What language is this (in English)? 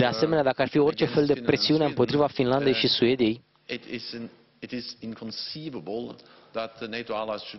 Romanian